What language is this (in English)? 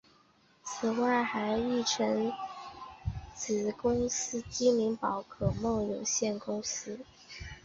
Chinese